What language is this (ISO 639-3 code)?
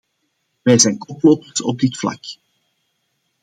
nld